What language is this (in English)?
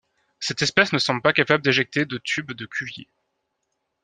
French